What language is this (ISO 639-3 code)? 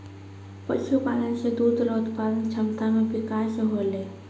mai